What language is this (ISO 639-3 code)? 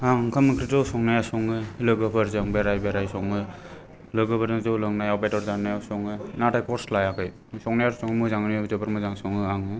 brx